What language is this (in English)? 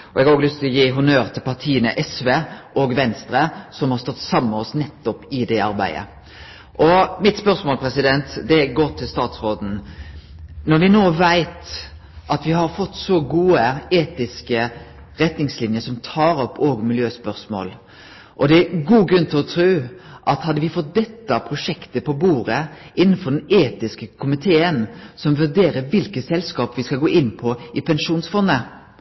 Norwegian Nynorsk